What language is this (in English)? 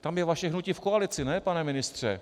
Czech